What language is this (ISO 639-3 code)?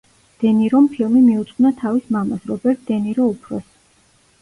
kat